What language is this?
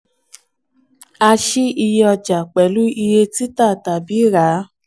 Yoruba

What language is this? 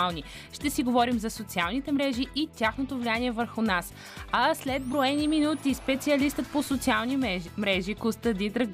Bulgarian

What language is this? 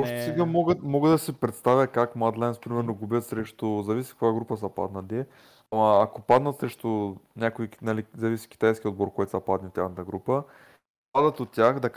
Bulgarian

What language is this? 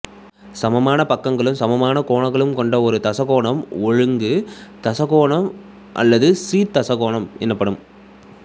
Tamil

